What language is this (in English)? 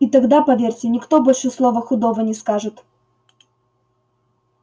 Russian